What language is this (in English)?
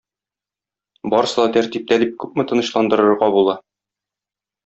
Tatar